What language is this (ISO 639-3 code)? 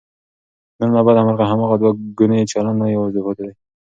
pus